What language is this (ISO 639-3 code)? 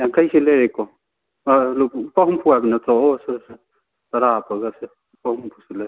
mni